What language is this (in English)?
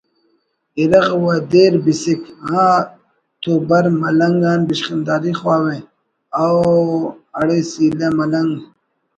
Brahui